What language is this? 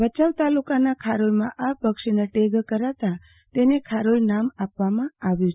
Gujarati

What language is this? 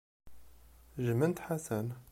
Kabyle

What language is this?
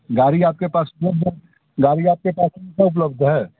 Hindi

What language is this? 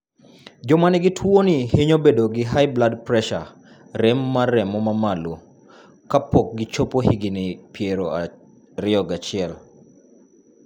Luo (Kenya and Tanzania)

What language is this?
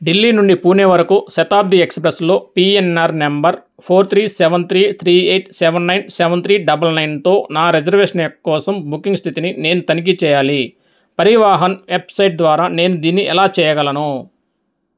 Telugu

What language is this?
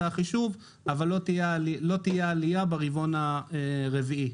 Hebrew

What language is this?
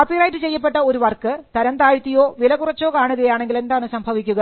Malayalam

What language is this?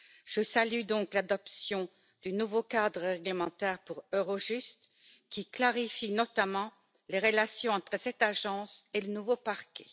French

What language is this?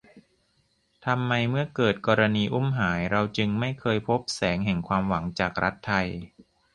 Thai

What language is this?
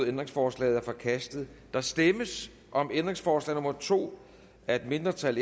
Danish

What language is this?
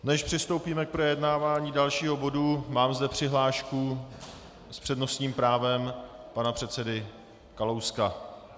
Czech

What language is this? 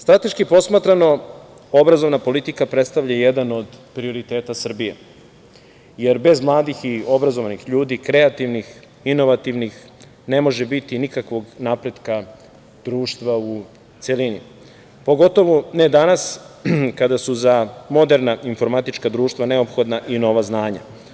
Serbian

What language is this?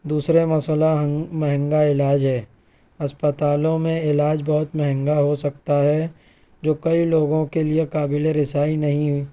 Urdu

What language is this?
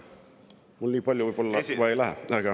Estonian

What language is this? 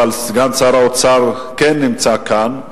Hebrew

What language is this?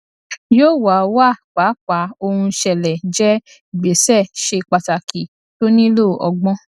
Yoruba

